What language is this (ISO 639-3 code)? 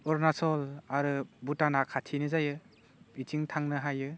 brx